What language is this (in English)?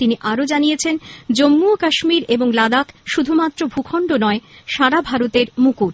Bangla